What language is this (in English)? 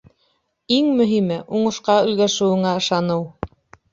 Bashkir